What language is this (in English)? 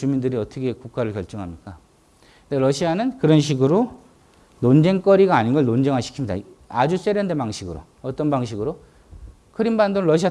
Korean